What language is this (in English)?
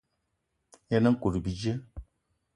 Eton (Cameroon)